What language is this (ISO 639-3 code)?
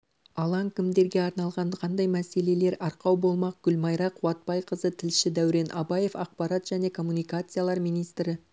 kaz